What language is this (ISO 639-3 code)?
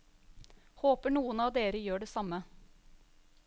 nor